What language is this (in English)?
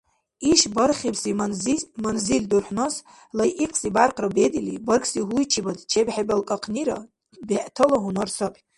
Dargwa